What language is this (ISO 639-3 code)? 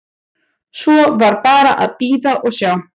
isl